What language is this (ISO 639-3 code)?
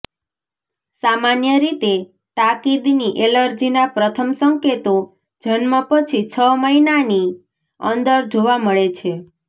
guj